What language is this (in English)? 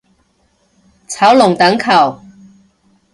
Cantonese